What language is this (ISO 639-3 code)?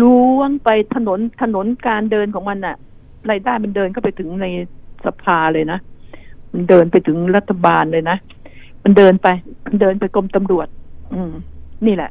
tha